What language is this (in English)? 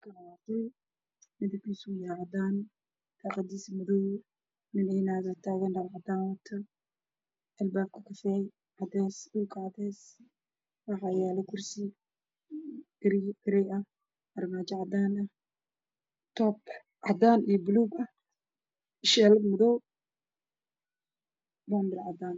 Somali